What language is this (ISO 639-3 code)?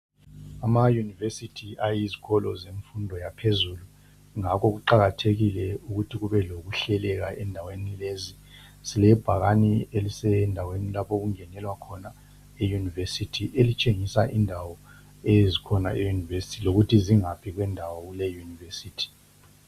nde